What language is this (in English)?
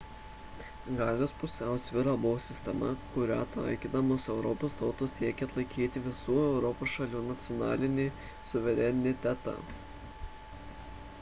Lithuanian